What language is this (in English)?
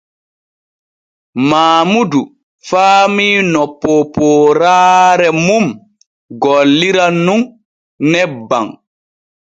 Borgu Fulfulde